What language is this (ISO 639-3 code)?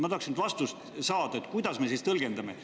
est